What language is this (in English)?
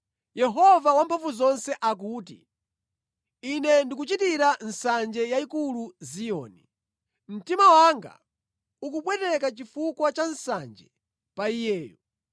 Nyanja